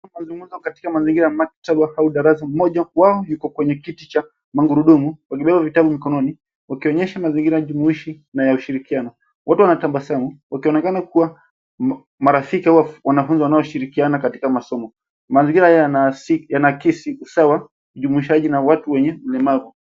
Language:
Swahili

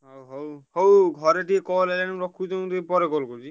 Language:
Odia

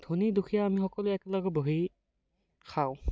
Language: Assamese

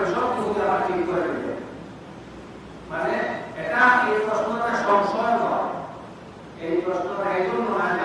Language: Bangla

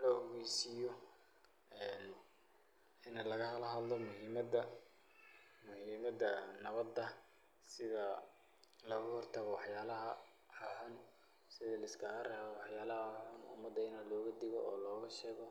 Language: Somali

